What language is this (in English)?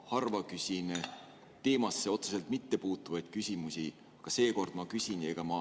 Estonian